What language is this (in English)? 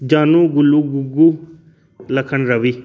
Dogri